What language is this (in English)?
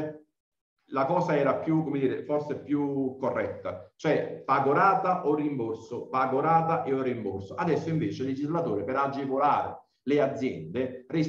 Italian